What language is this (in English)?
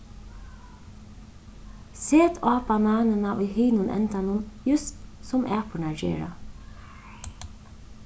Faroese